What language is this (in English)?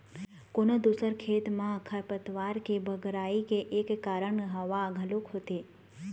Chhattisgarhi